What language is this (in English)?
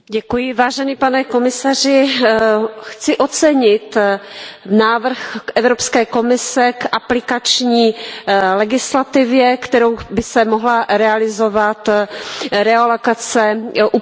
Czech